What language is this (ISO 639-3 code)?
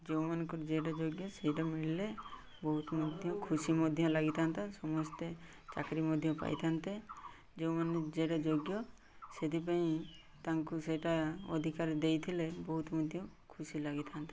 ori